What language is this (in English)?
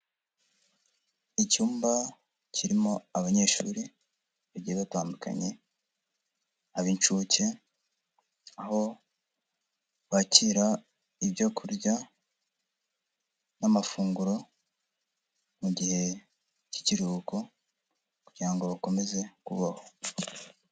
Kinyarwanda